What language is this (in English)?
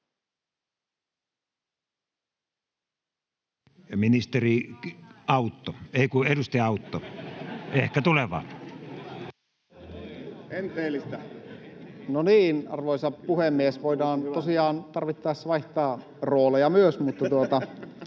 Finnish